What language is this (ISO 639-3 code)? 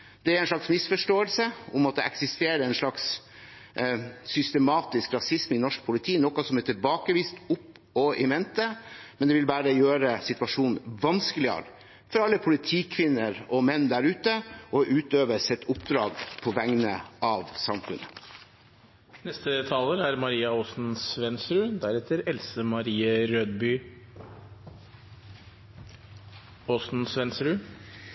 nob